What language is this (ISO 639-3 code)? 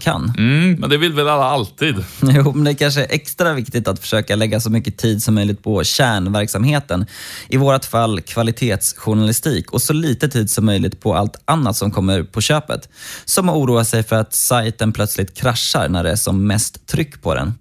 swe